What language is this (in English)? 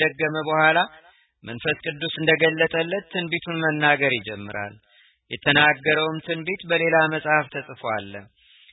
Amharic